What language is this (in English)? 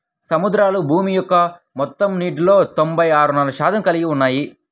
Telugu